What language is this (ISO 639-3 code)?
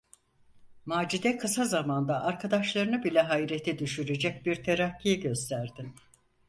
tur